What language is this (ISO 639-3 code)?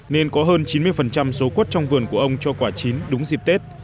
vie